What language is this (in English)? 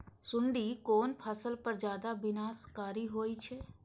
Maithili